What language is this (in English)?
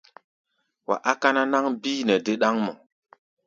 Gbaya